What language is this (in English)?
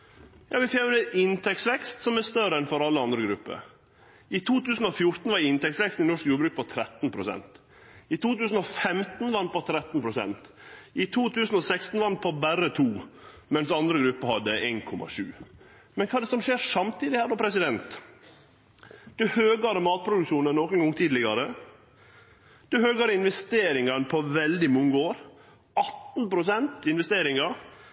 Norwegian Nynorsk